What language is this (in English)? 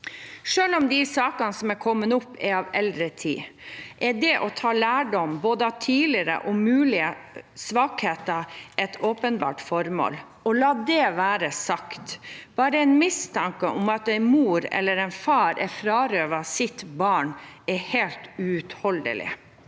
Norwegian